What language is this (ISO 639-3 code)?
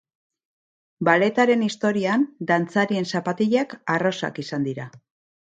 eus